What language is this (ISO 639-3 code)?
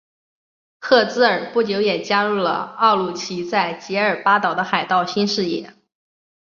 zho